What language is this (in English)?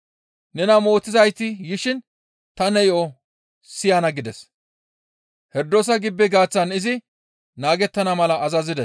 Gamo